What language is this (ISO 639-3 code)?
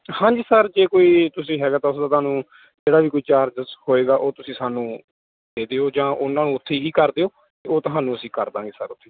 pan